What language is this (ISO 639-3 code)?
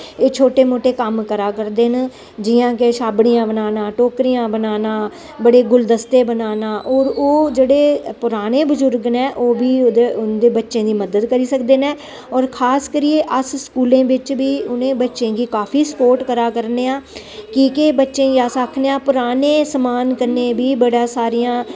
doi